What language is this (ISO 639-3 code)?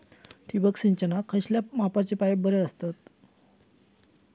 mar